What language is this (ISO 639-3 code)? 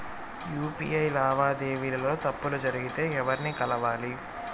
tel